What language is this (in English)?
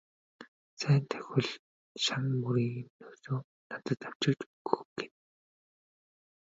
Mongolian